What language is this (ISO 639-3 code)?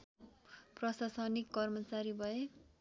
nep